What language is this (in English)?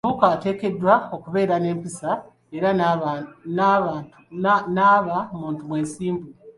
Ganda